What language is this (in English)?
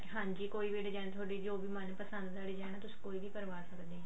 Punjabi